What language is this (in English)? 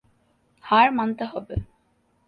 Bangla